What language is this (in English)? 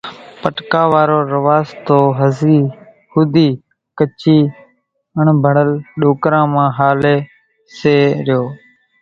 Kachi Koli